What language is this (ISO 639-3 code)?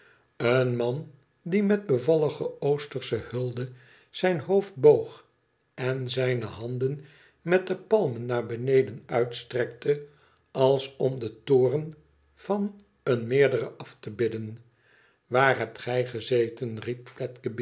nld